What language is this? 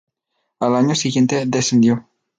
Spanish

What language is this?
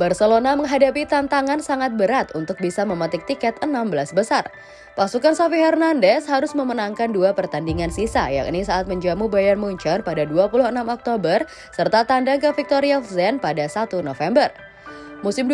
Indonesian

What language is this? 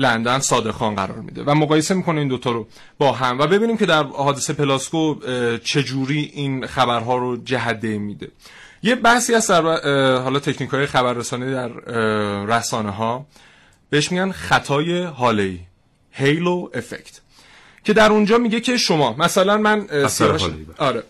Persian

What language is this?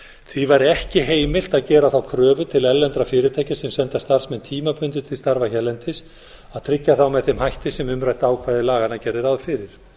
Icelandic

